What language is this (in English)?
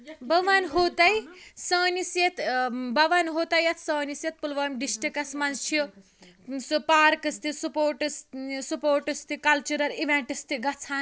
Kashmiri